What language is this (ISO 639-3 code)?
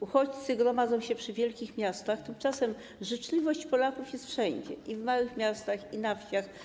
pol